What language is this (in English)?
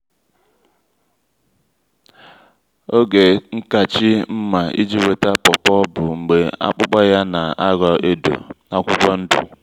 Igbo